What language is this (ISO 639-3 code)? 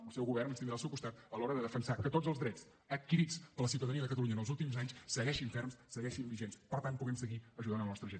cat